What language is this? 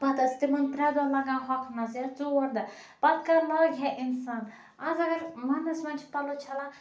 Kashmiri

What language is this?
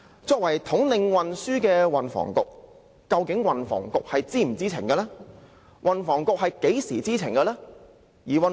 Cantonese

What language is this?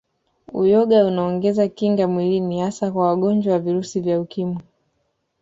Swahili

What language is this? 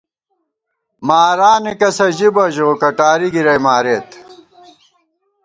Gawar-Bati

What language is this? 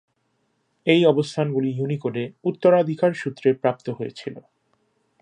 Bangla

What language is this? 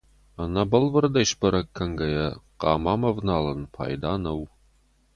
Ossetic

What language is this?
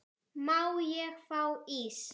Icelandic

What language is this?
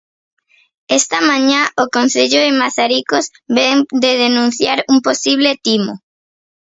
Galician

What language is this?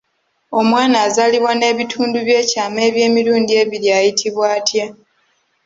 Ganda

